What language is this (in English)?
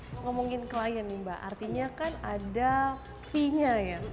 Indonesian